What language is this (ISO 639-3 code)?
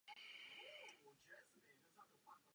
ces